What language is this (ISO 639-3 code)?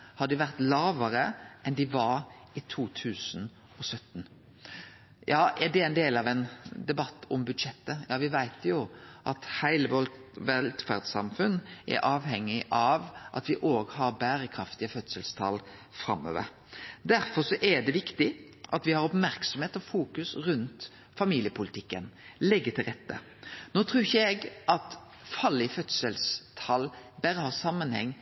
nno